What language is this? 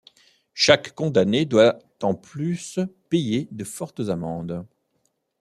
French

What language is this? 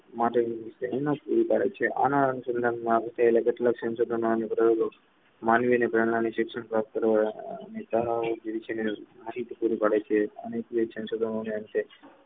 Gujarati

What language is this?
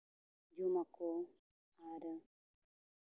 Santali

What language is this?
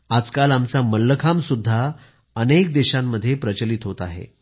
Marathi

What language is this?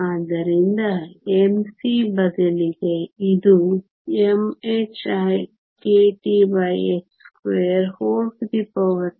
Kannada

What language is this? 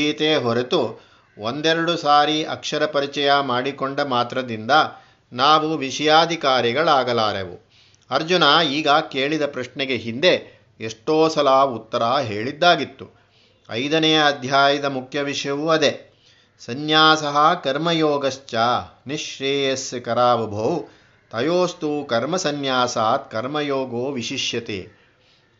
Kannada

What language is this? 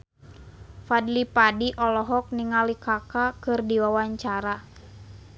Sundanese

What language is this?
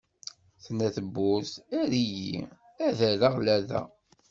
Kabyle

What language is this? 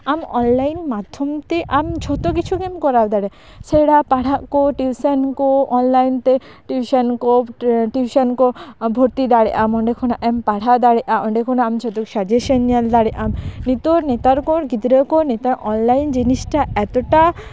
Santali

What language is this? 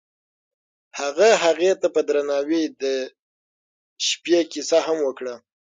Pashto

